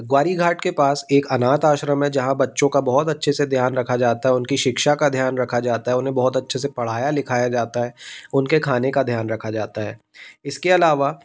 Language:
Hindi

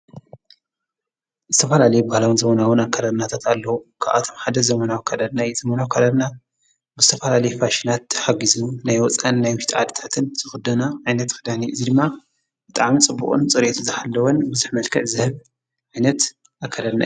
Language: Tigrinya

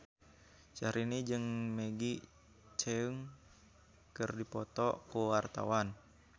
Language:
Sundanese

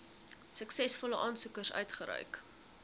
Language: Afrikaans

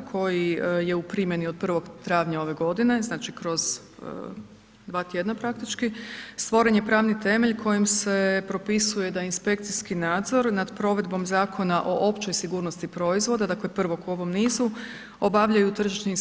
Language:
Croatian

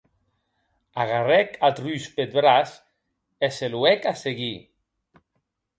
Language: Occitan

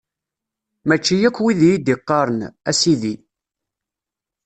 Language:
Kabyle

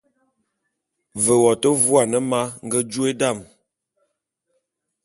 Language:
Bulu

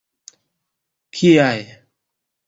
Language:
Esperanto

